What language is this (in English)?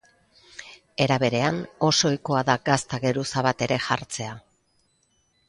Basque